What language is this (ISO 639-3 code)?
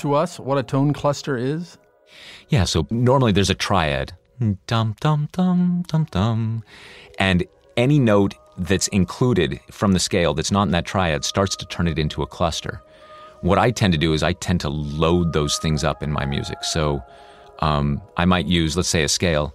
eng